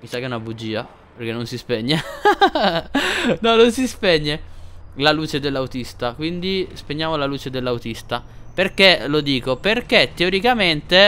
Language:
Italian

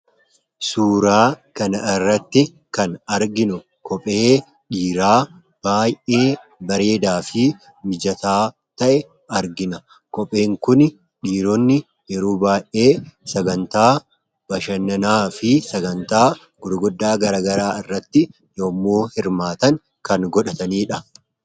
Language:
Oromo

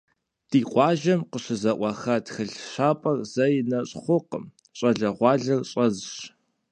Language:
Kabardian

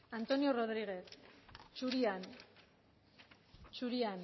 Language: Basque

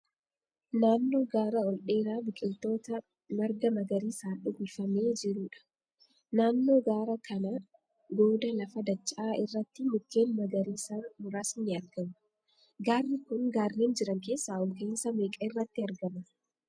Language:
Oromo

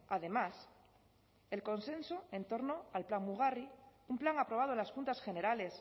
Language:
Spanish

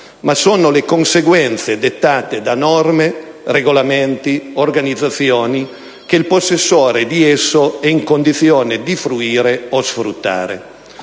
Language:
Italian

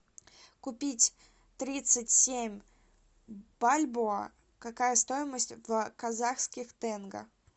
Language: Russian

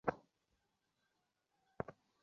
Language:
Bangla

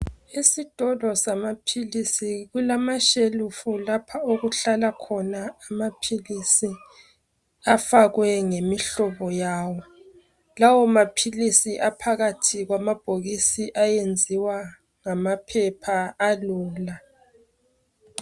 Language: North Ndebele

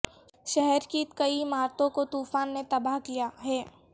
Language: Urdu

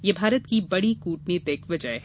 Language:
Hindi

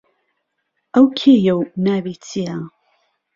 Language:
Central Kurdish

